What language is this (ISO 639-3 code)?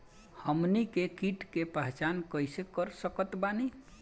bho